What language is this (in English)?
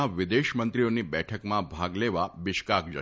Gujarati